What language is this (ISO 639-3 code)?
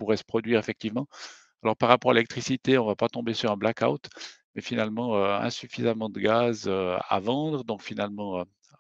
fra